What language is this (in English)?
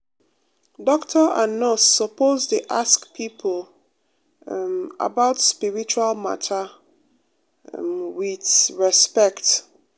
Nigerian Pidgin